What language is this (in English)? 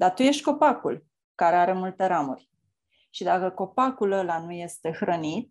Romanian